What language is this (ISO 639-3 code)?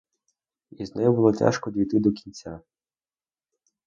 ukr